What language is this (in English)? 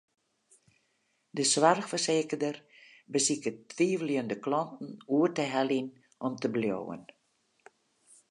Western Frisian